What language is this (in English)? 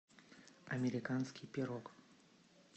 Russian